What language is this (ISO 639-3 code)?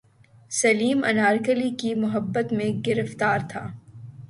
urd